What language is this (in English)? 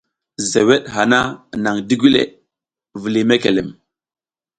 South Giziga